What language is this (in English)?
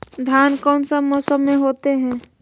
Magahi